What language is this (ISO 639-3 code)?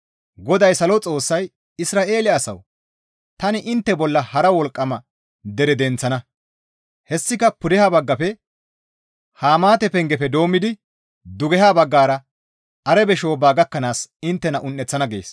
gmv